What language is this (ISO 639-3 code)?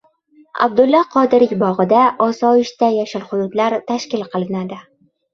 uzb